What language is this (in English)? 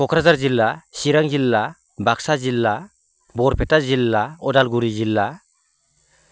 Bodo